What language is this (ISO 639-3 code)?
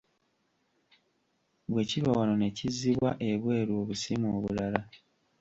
lug